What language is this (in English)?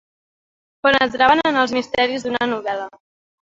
Catalan